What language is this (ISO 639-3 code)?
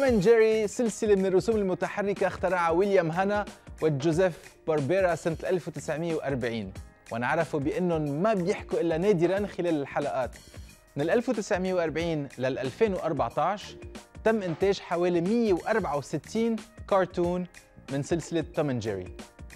ara